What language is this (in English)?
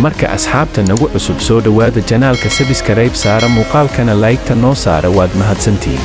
Arabic